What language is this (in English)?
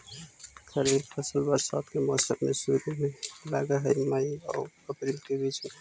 Magahi